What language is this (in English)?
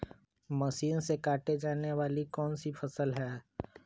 Magahi